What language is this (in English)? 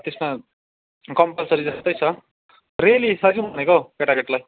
Nepali